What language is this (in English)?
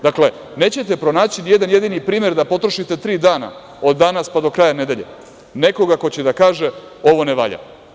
Serbian